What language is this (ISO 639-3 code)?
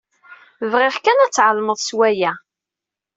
kab